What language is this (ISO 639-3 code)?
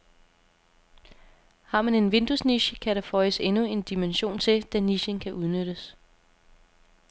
dan